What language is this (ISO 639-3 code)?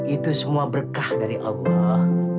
ind